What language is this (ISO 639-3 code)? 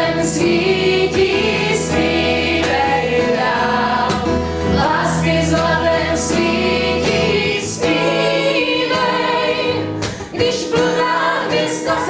ces